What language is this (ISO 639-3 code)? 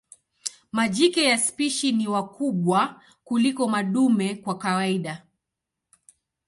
swa